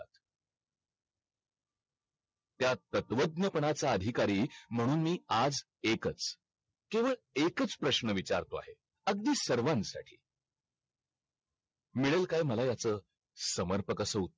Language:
Marathi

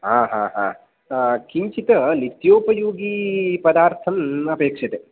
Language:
Sanskrit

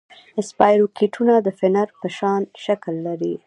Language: Pashto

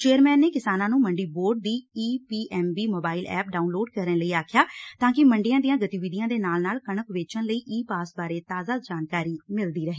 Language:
Punjabi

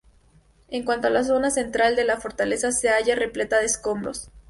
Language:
Spanish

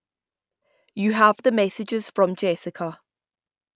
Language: English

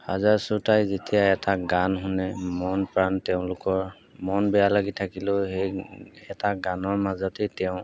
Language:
Assamese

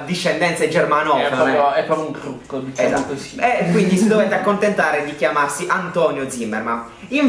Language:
Italian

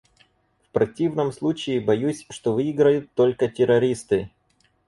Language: Russian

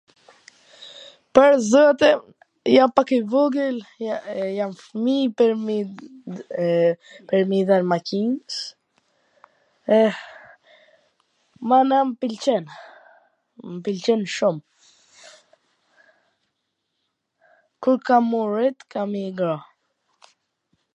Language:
Gheg Albanian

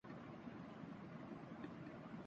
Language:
Urdu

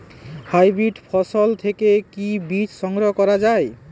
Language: Bangla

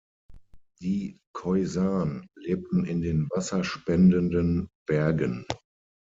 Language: German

